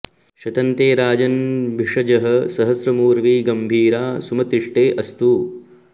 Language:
Sanskrit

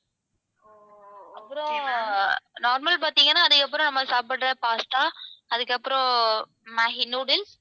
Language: Tamil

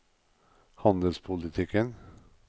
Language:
Norwegian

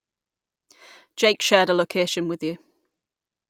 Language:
English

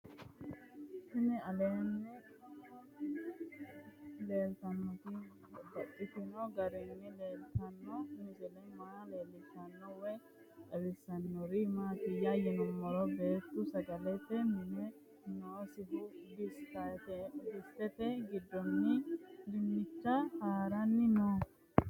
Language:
Sidamo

